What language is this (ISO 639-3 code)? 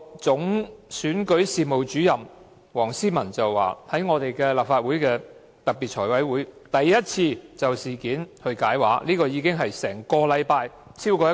yue